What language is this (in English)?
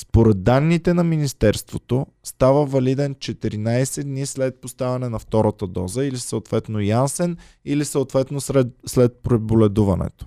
Bulgarian